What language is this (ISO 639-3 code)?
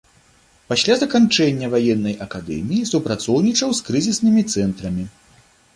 bel